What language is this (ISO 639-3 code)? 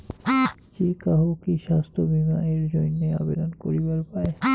ben